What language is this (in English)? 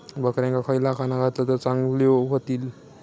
Marathi